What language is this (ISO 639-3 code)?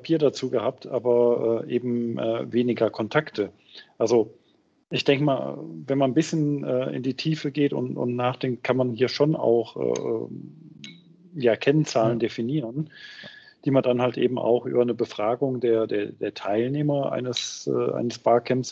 deu